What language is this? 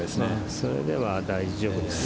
Japanese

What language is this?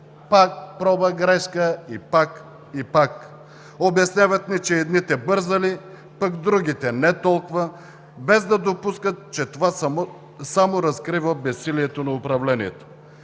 Bulgarian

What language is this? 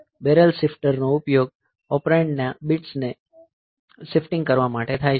Gujarati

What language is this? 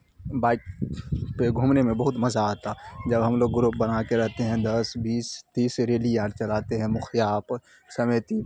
Urdu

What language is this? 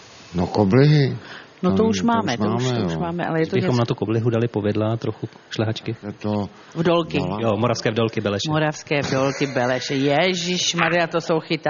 Czech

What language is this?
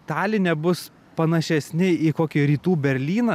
Lithuanian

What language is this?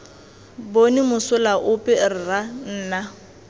Tswana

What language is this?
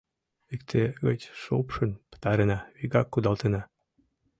Mari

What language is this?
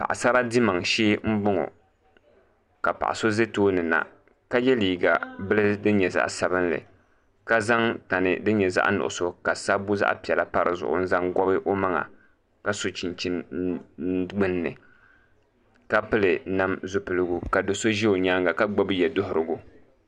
Dagbani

